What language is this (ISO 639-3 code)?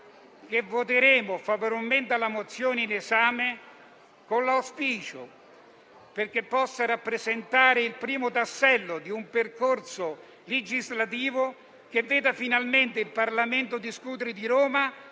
ita